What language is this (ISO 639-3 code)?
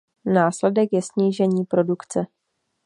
ces